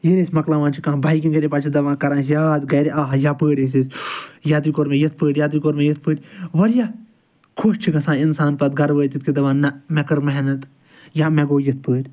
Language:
Kashmiri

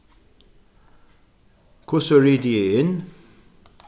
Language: Faroese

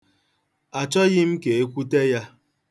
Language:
Igbo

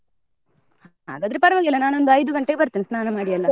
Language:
Kannada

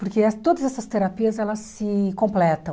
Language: Portuguese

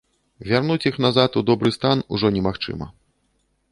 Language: Belarusian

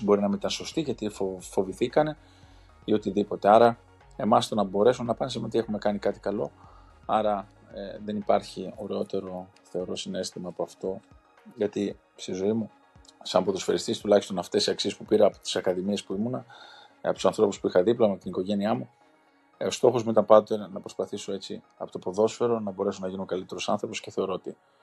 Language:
Greek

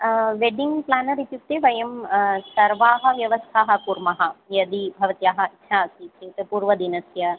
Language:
Sanskrit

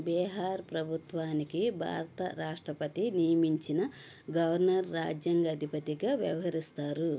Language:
Telugu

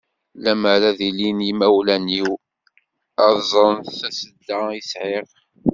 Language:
Kabyle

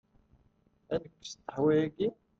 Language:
Kabyle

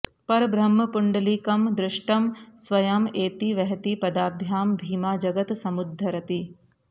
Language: Sanskrit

